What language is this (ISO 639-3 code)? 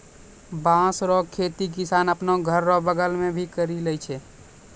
mai